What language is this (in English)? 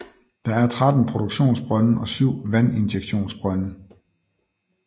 Danish